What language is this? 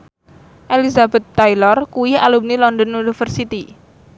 Javanese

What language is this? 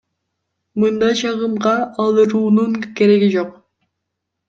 Kyrgyz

